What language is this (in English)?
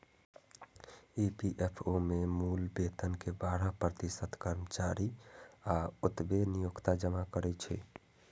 Maithili